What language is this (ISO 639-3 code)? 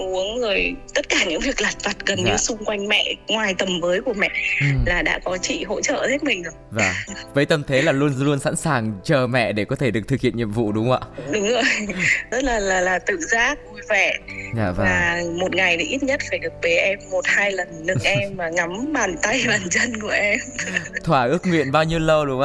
vie